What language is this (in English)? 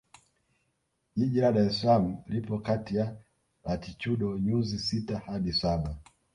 Swahili